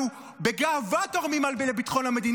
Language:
Hebrew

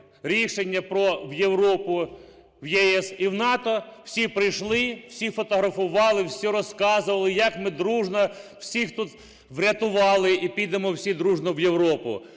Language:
Ukrainian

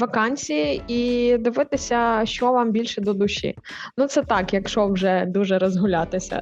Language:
Ukrainian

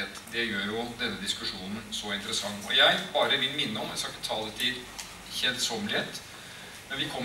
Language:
Norwegian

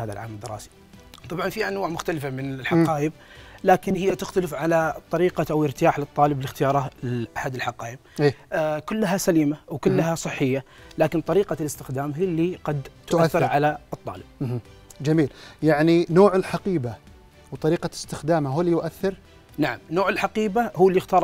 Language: Arabic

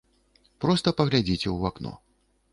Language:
Belarusian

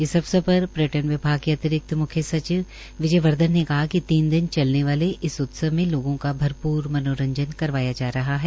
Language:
Hindi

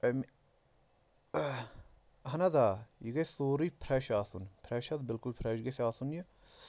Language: Kashmiri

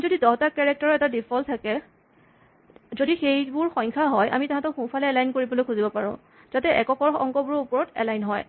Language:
Assamese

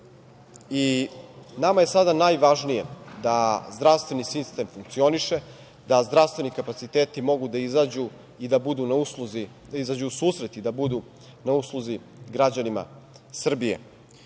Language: Serbian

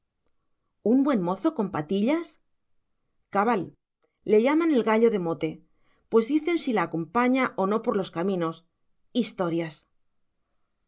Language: Spanish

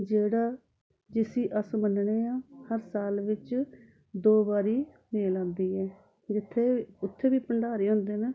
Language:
Dogri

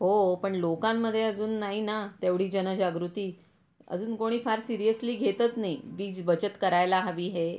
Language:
Marathi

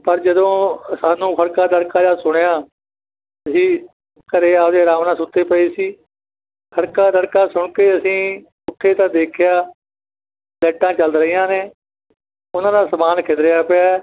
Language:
Punjabi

